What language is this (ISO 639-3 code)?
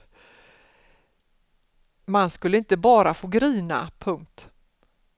swe